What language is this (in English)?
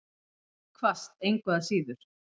Icelandic